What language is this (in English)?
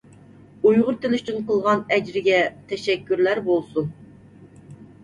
Uyghur